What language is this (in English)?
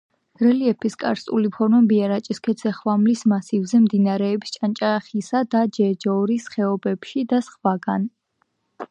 Georgian